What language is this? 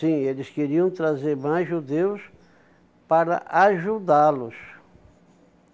Portuguese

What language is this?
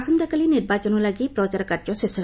Odia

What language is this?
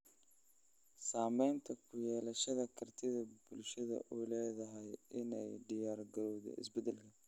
Somali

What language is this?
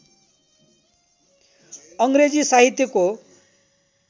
Nepali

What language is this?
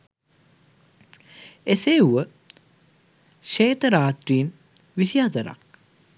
Sinhala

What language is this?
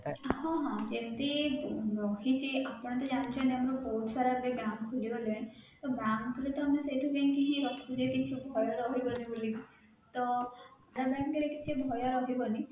Odia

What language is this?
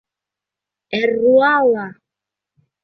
Bashkir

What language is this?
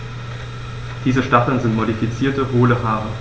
German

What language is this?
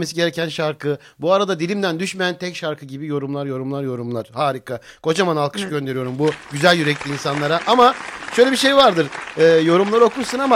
Turkish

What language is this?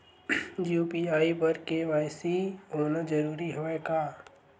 Chhattisgarhi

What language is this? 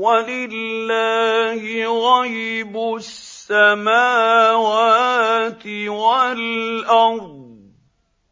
Arabic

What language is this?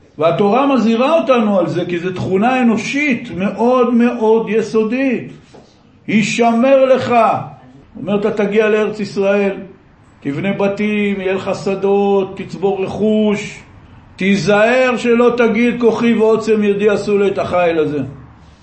Hebrew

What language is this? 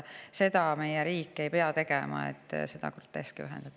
Estonian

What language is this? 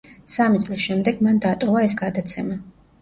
Georgian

